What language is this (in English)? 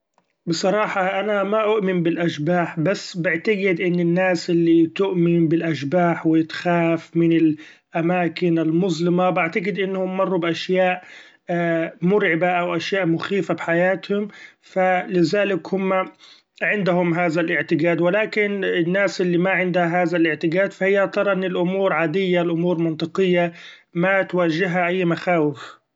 Gulf Arabic